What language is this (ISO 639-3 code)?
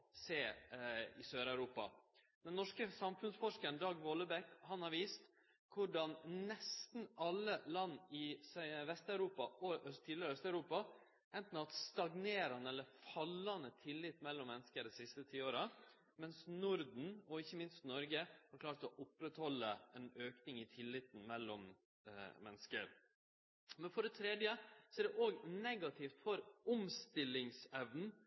nno